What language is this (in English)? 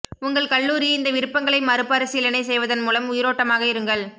Tamil